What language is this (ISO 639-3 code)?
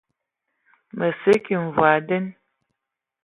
ewo